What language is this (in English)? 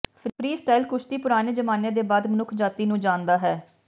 Punjabi